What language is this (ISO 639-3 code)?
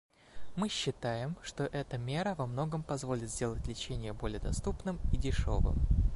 rus